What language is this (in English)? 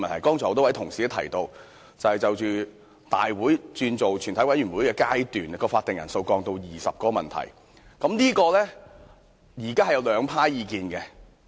Cantonese